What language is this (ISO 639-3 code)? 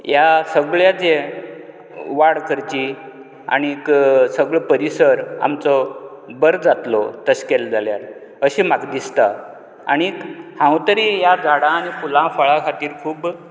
kok